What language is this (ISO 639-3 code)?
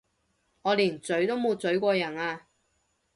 yue